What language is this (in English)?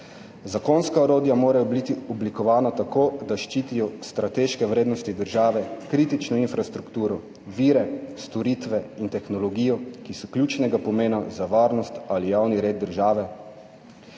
Slovenian